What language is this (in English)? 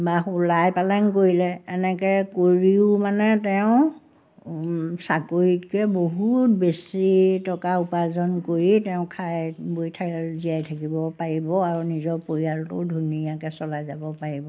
Assamese